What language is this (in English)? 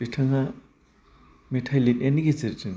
Bodo